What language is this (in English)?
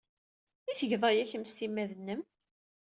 Kabyle